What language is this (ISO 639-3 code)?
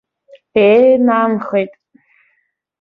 abk